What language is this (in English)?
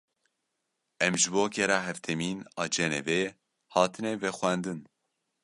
Kurdish